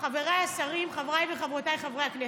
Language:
Hebrew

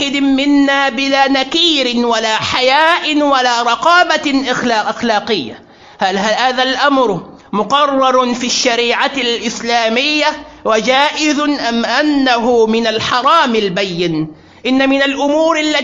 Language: Arabic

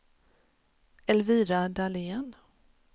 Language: Swedish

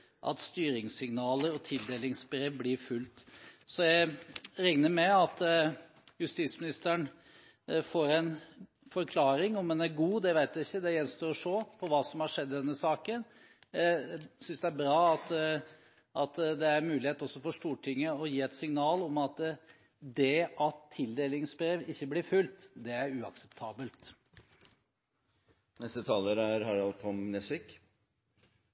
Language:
Norwegian Bokmål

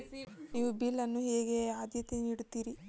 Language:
Kannada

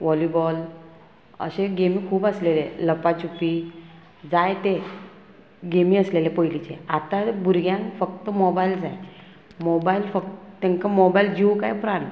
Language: Konkani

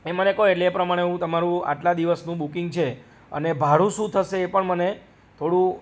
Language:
Gujarati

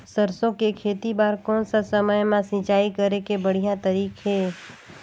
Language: Chhattisgarhi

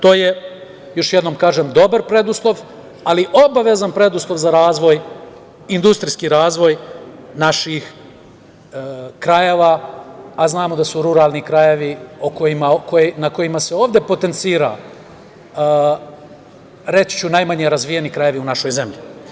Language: Serbian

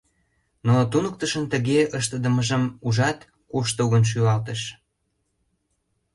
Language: Mari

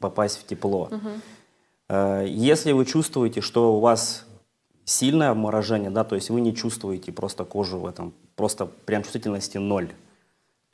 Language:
Russian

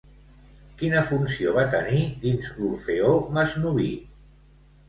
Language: Catalan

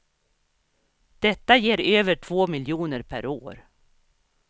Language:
Swedish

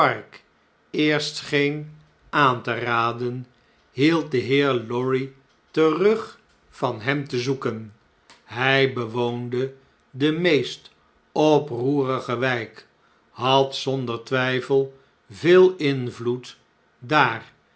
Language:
Dutch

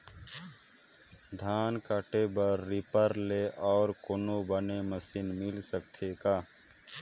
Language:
Chhattisgarhi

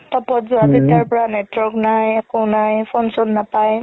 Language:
Assamese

